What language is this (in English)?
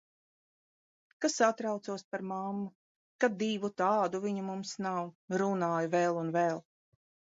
Latvian